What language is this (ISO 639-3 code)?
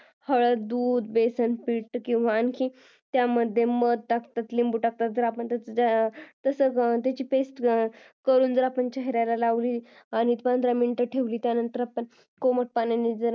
mar